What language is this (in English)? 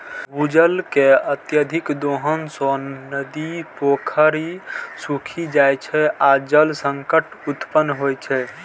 Maithili